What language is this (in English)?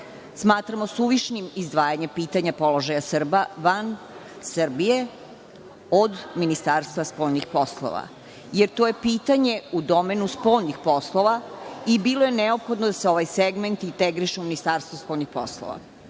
Serbian